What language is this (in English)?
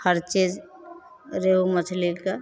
Maithili